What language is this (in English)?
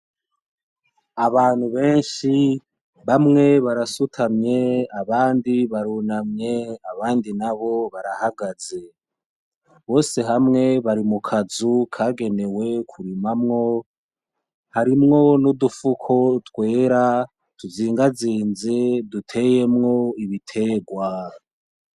Rundi